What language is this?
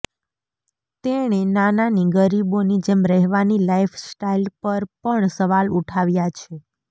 Gujarati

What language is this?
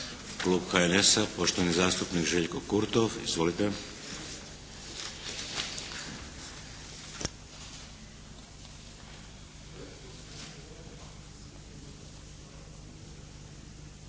Croatian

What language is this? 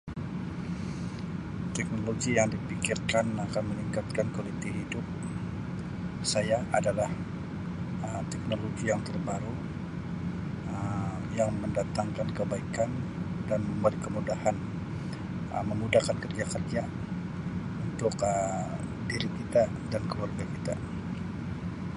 Sabah Malay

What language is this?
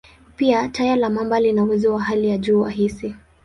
Swahili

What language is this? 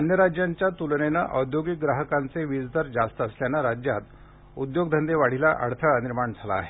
Marathi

